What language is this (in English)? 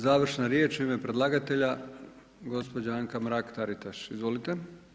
Croatian